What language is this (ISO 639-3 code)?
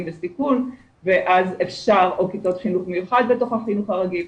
heb